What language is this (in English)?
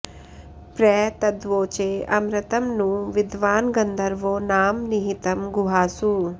Sanskrit